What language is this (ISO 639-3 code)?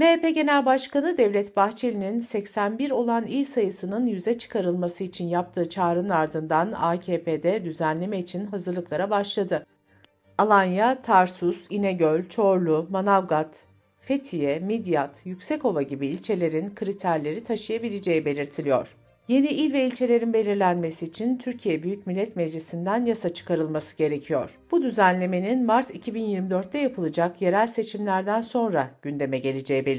tur